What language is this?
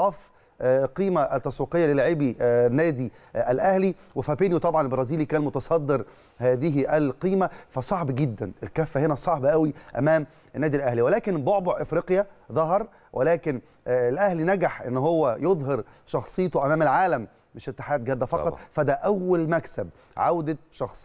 Arabic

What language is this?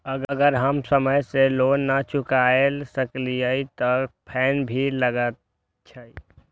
Maithili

